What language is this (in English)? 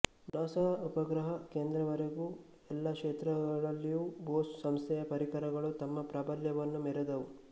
Kannada